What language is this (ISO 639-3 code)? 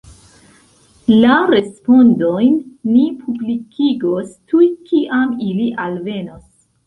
epo